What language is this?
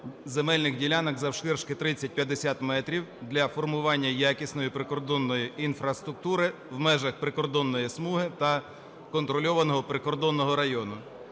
Ukrainian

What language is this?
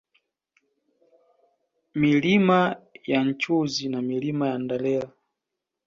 Swahili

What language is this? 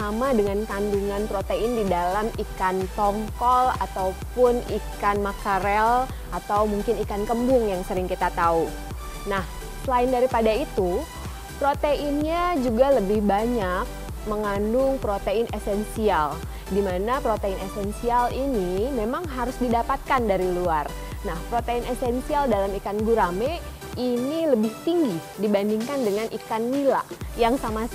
Indonesian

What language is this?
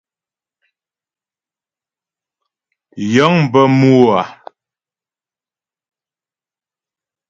Ghomala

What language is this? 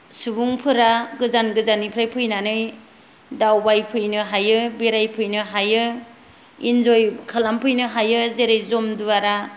Bodo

